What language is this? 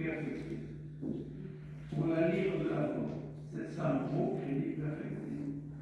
French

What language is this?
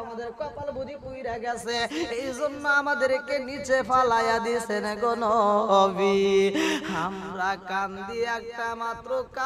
Romanian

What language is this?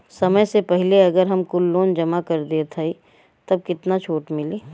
Bhojpuri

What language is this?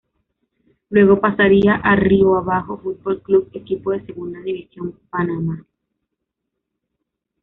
Spanish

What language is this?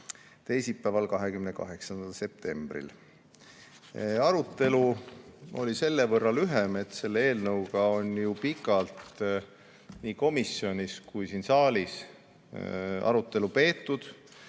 Estonian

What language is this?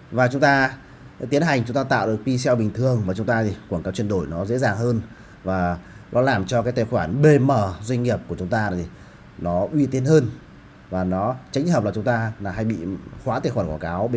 Vietnamese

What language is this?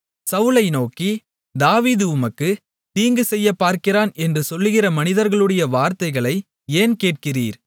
Tamil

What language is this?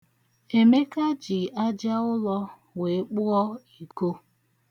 Igbo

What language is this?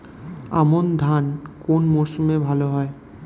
Bangla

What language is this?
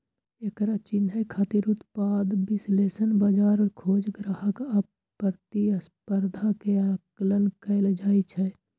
Maithili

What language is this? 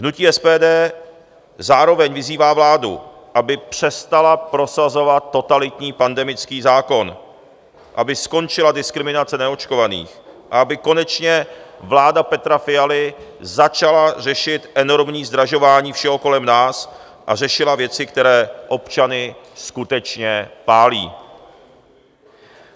Czech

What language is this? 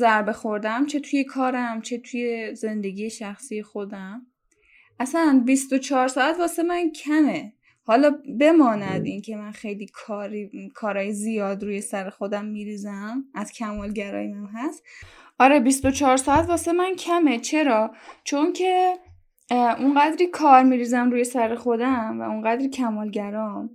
Persian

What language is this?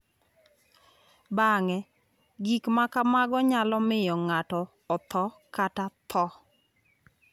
Luo (Kenya and Tanzania)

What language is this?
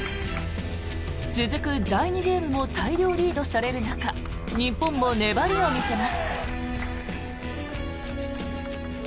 Japanese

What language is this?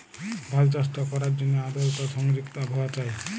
Bangla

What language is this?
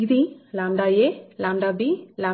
Telugu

